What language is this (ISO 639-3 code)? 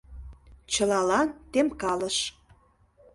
chm